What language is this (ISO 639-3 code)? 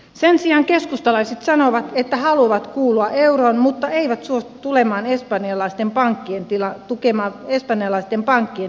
fin